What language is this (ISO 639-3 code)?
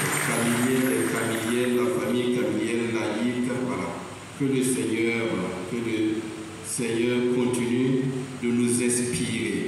fra